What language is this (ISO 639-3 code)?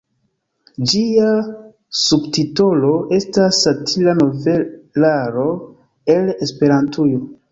epo